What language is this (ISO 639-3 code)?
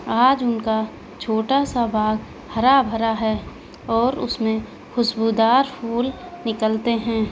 urd